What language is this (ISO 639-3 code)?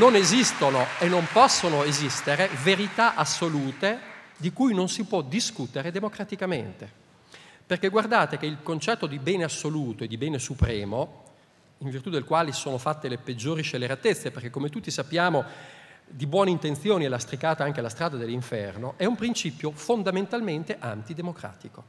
ita